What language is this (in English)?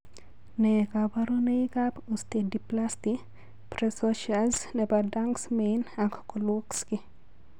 Kalenjin